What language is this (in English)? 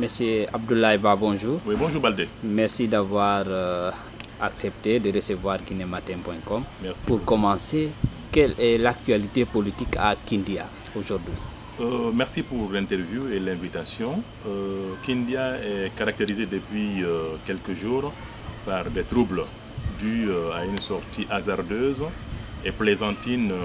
French